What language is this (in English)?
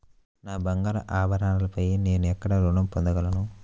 Telugu